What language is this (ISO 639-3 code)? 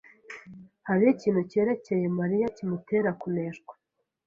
kin